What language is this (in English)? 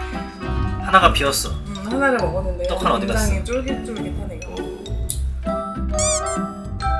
Korean